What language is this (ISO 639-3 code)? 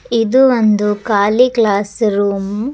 kan